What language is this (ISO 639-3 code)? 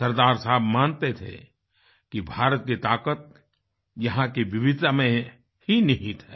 hin